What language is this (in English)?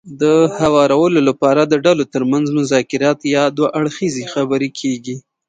Pashto